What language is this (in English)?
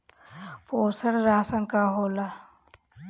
Bhojpuri